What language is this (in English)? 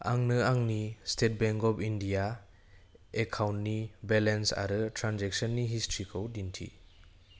Bodo